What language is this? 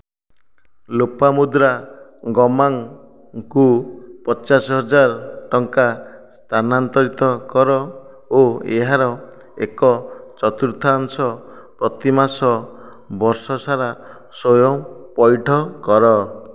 Odia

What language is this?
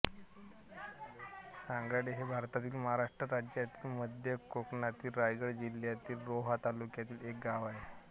Marathi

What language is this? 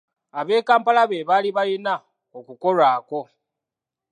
Ganda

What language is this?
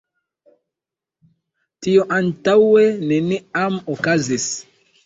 Esperanto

